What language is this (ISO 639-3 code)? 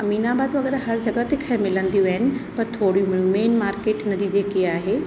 snd